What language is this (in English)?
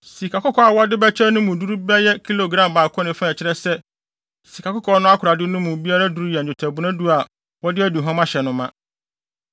Akan